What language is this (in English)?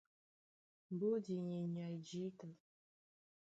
Duala